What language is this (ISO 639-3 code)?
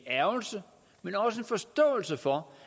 dan